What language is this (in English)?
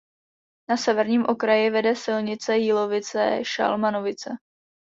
Czech